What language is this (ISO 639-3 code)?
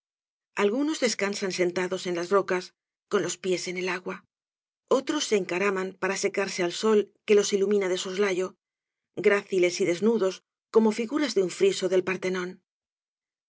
spa